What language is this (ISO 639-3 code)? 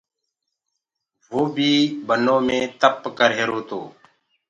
ggg